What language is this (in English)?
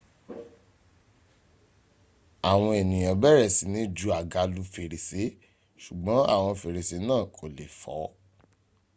Yoruba